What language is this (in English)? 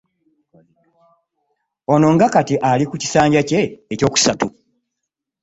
Ganda